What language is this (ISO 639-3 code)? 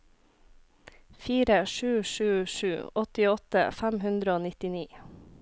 nor